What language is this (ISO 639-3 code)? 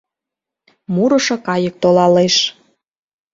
chm